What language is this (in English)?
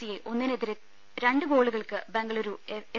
Malayalam